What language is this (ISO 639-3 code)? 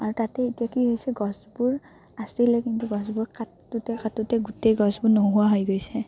asm